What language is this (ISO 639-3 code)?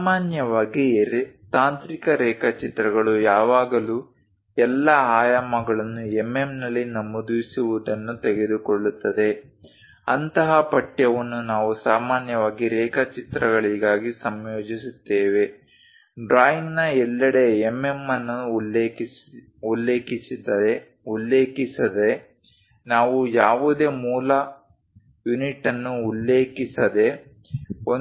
kan